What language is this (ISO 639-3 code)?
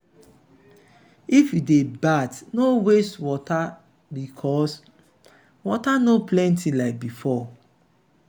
pcm